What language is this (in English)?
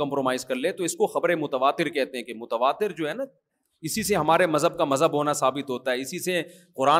Urdu